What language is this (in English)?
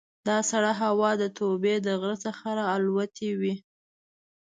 Pashto